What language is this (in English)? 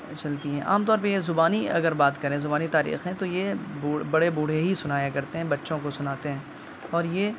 Urdu